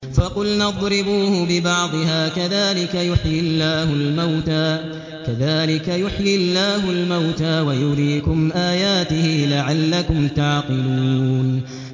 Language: Arabic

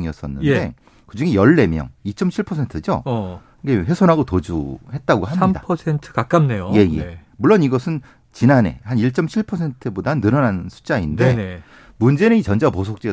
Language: Korean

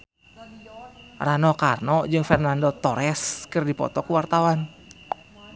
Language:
Sundanese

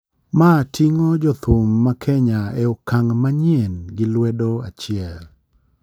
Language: Luo (Kenya and Tanzania)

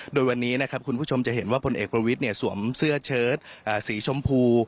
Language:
Thai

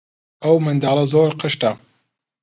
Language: Central Kurdish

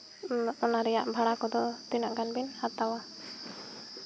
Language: Santali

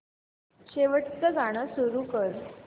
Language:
Marathi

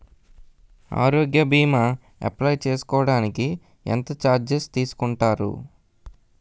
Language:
Telugu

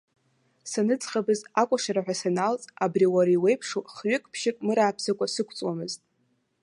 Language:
Abkhazian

